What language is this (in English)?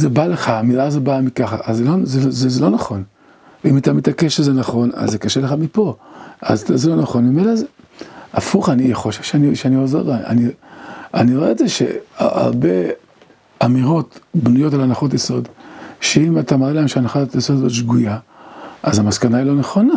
Hebrew